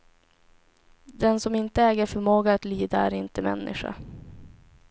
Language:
Swedish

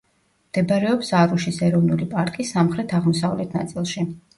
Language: Georgian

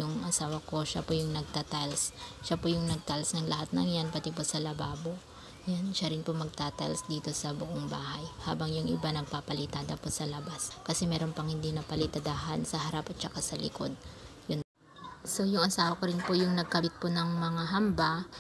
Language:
Filipino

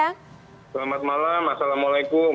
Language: Indonesian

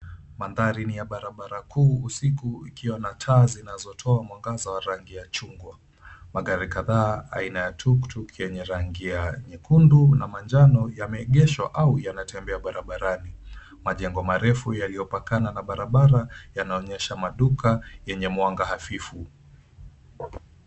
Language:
Swahili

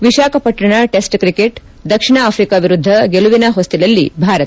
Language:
Kannada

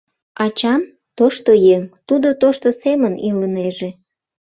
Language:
Mari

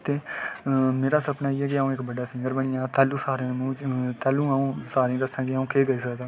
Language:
Dogri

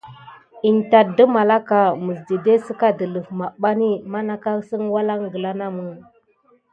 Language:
Gidar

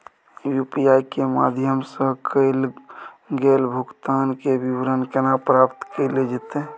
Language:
Maithili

